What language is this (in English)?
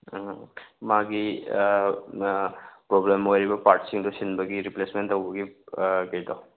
Manipuri